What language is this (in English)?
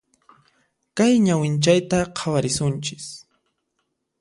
Puno Quechua